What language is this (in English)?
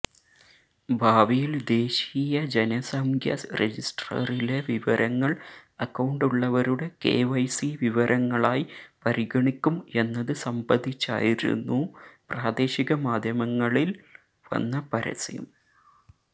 Malayalam